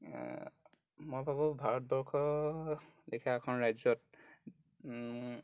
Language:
Assamese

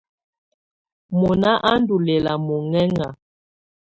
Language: Tunen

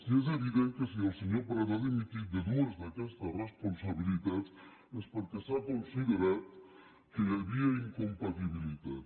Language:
Catalan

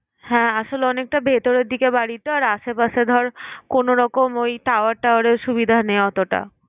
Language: Bangla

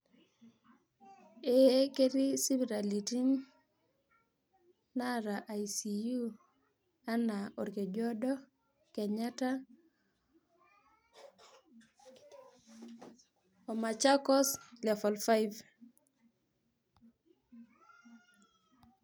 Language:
Masai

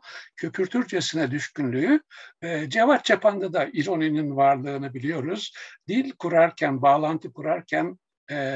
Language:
Turkish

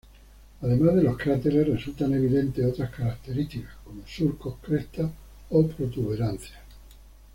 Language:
Spanish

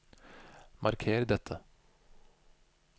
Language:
Norwegian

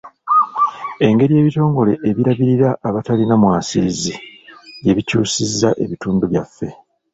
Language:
Ganda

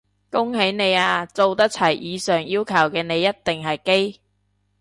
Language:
Cantonese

